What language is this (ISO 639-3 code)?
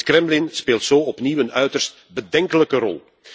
nld